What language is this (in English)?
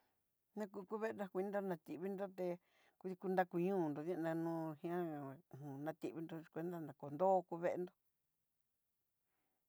Southeastern Nochixtlán Mixtec